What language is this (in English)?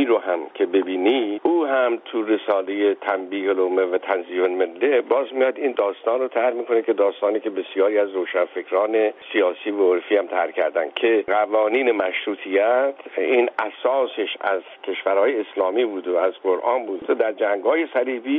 Persian